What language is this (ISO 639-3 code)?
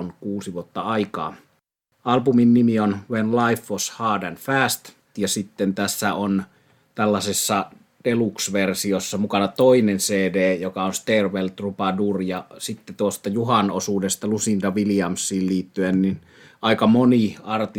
fin